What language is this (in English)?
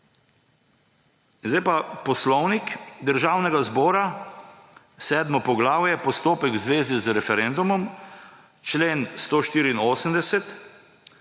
Slovenian